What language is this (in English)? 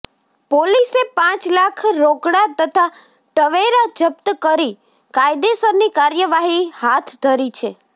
Gujarati